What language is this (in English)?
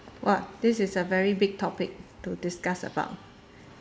English